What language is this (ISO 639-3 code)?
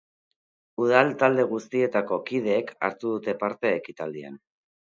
eus